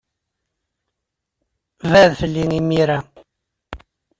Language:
Kabyle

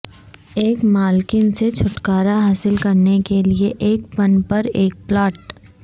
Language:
Urdu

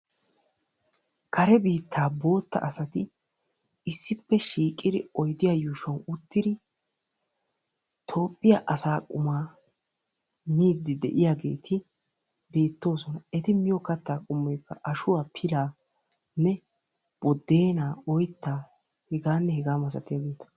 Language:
Wolaytta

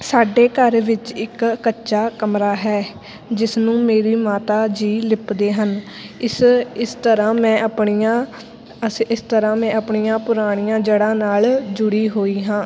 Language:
Punjabi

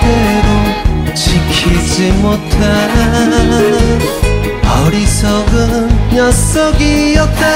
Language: Korean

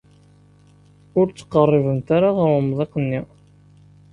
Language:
Kabyle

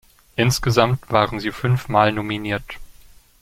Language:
German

